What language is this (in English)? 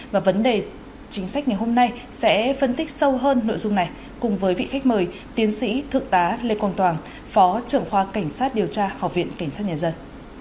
Vietnamese